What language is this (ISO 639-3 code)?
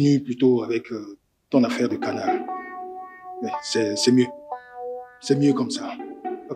fra